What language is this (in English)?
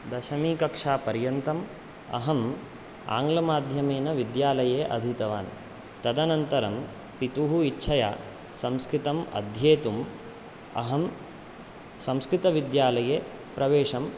Sanskrit